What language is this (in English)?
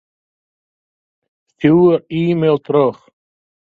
Western Frisian